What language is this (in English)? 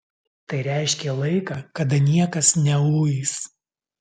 Lithuanian